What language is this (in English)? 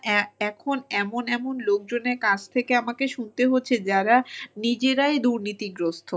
Bangla